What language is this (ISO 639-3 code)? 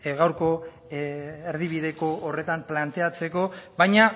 eus